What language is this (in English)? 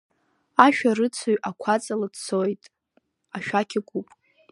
Abkhazian